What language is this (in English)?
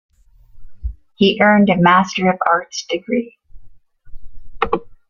English